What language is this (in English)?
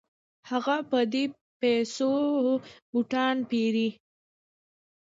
Pashto